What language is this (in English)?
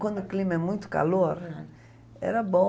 Portuguese